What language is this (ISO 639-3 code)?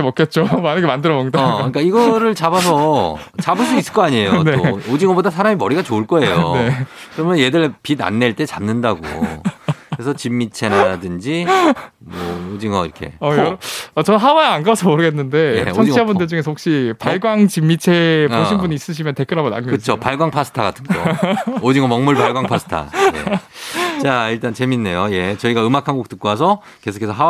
kor